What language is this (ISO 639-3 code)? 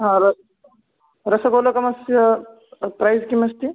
san